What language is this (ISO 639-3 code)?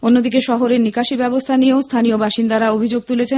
ben